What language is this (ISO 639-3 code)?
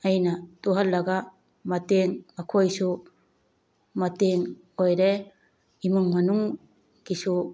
mni